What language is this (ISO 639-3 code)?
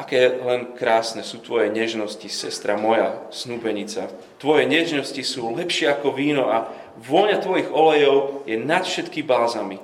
slk